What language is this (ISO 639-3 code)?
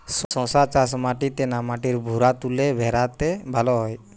ben